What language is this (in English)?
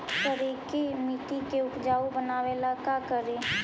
Magahi